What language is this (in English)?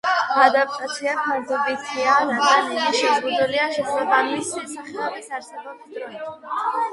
Georgian